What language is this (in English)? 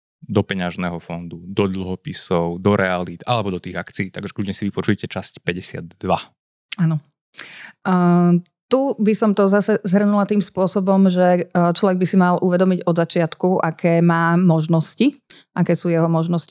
Slovak